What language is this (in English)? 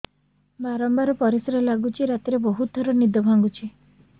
Odia